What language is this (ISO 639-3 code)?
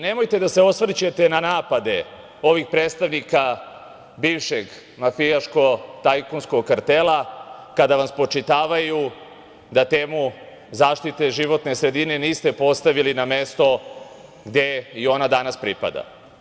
srp